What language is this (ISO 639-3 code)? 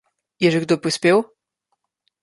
slv